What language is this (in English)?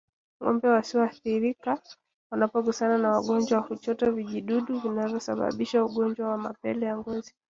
Swahili